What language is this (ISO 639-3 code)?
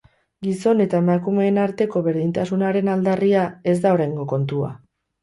eus